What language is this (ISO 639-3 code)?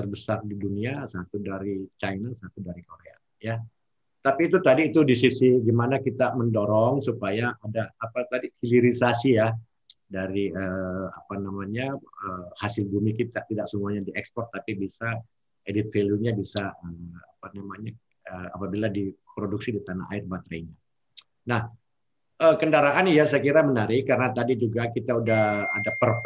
ind